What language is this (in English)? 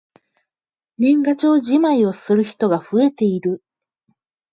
Japanese